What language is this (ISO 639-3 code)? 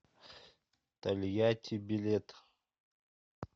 rus